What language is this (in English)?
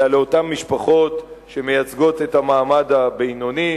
Hebrew